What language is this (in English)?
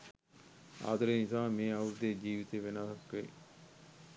Sinhala